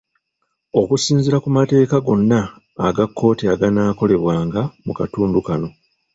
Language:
Ganda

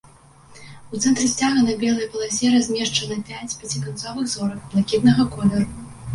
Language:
Belarusian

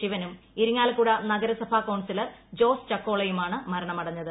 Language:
Malayalam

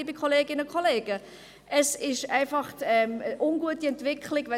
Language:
Swiss German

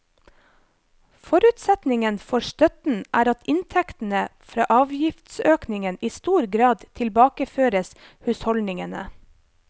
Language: Norwegian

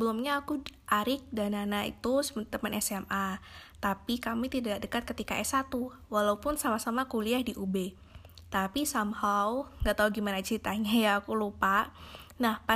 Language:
Indonesian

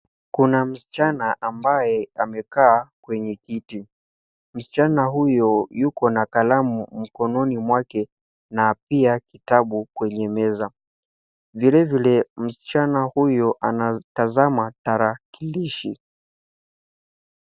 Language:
Swahili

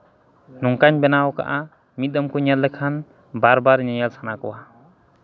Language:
Santali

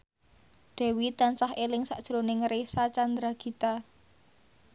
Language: Javanese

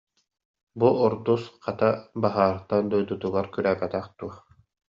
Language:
Yakut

